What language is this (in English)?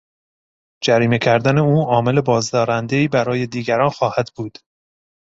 Persian